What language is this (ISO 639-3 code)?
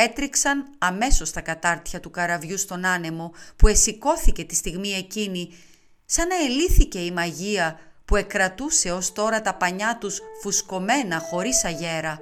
ell